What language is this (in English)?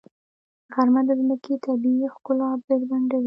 Pashto